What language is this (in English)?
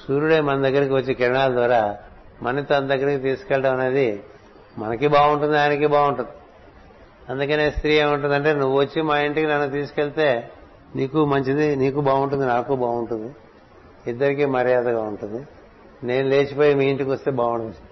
Telugu